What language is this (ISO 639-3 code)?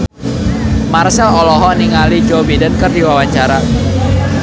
sun